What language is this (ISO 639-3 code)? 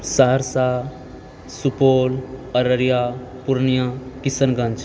mai